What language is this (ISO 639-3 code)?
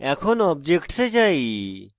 ben